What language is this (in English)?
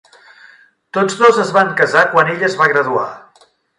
Catalan